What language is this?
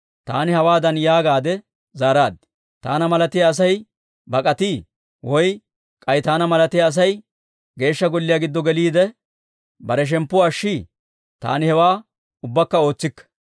Dawro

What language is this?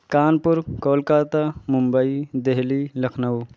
Urdu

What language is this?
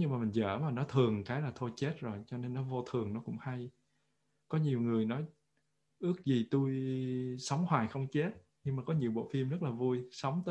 Vietnamese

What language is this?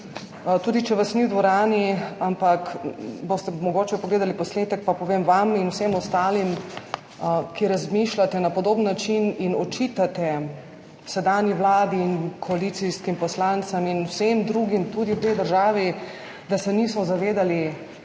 Slovenian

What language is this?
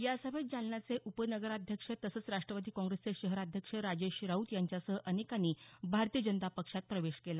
Marathi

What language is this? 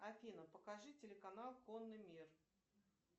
Russian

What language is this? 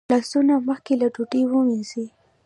Pashto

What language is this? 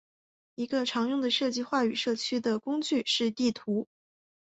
Chinese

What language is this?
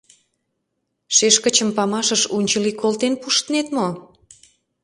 Mari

